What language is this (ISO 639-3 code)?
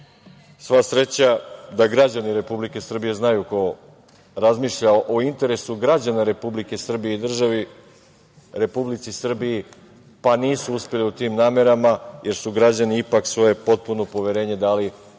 srp